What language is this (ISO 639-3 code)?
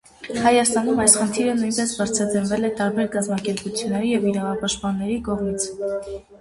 hye